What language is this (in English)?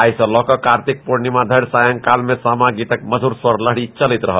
Maithili